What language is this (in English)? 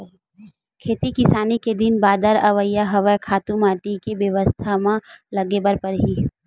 Chhattisgarhi